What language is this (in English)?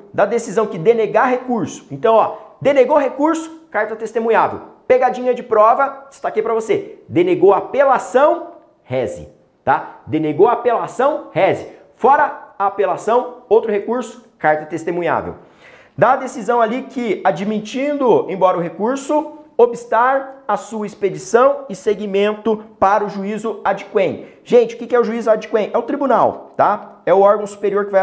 Portuguese